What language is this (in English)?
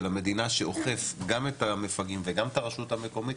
Hebrew